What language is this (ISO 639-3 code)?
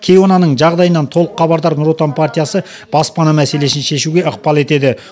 kaz